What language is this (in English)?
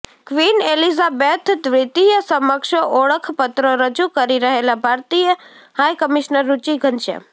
Gujarati